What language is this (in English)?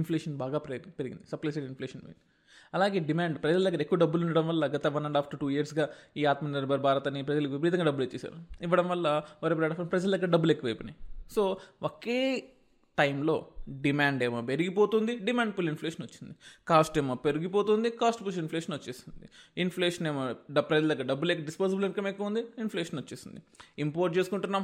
Telugu